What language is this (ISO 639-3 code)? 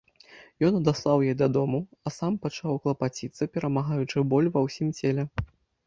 bel